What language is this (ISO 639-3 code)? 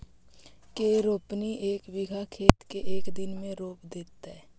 mag